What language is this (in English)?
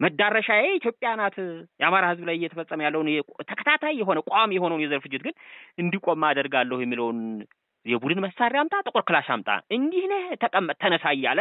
Arabic